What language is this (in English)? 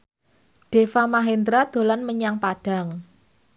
Javanese